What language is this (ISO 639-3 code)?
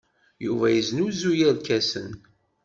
kab